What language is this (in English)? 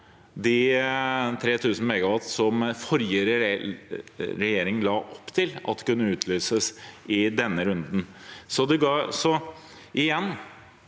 Norwegian